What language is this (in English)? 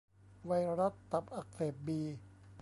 Thai